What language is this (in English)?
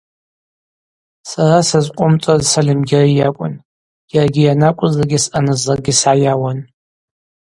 Abaza